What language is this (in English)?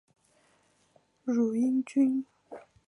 Chinese